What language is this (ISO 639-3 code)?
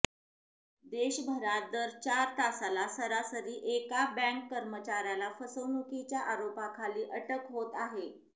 mar